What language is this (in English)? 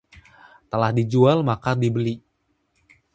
Indonesian